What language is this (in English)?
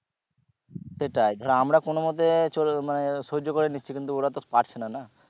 Bangla